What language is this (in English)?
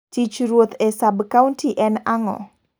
Luo (Kenya and Tanzania)